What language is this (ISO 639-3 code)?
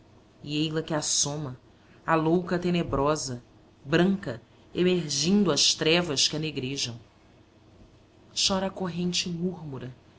por